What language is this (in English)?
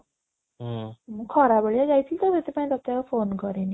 Odia